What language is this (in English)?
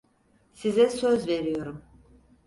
Turkish